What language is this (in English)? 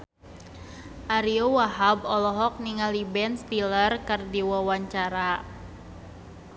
Sundanese